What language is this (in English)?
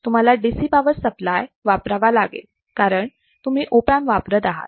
Marathi